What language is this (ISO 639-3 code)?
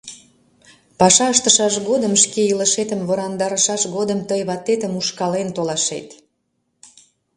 chm